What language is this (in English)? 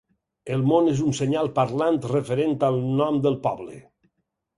Catalan